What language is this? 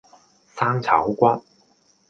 Cantonese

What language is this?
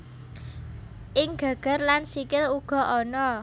Javanese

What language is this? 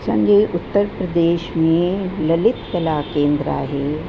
Sindhi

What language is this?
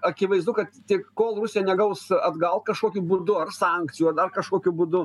Lithuanian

